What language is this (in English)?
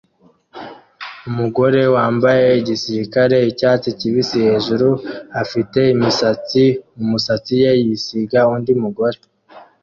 Kinyarwanda